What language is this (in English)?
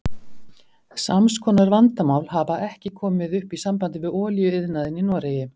Icelandic